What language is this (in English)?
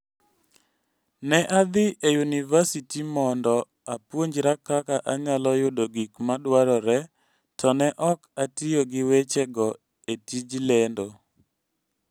Luo (Kenya and Tanzania)